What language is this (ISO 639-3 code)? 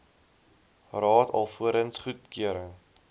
afr